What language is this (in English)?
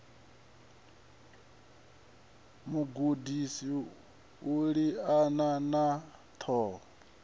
Venda